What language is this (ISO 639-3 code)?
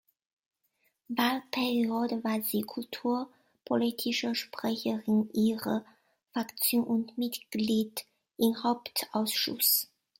deu